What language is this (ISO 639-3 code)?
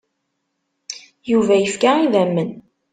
kab